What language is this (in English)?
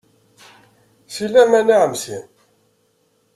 Kabyle